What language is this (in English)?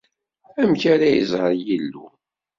Kabyle